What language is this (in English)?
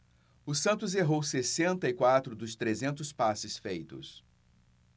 Portuguese